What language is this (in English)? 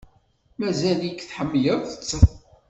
Kabyle